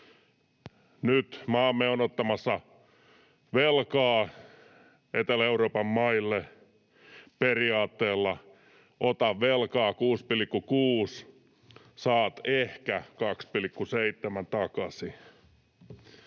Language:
Finnish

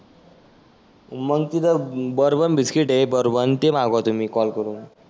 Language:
Marathi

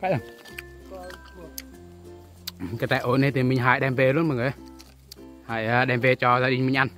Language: Vietnamese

